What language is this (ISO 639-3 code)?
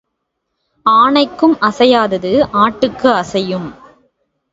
tam